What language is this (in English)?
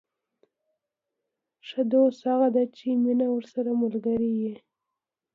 Pashto